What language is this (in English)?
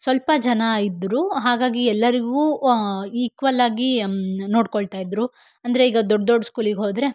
Kannada